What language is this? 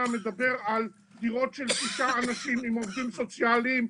Hebrew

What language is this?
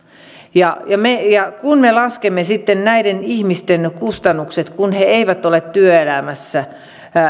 Finnish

